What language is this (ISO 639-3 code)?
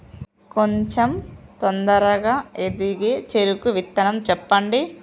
tel